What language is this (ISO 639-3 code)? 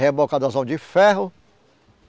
por